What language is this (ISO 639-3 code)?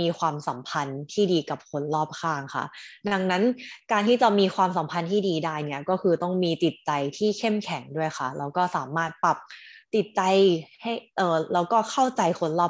tha